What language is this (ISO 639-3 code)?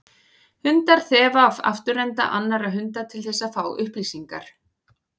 isl